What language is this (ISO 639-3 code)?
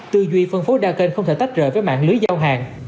vie